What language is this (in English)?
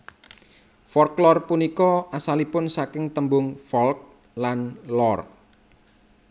Javanese